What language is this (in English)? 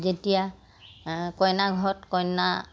Assamese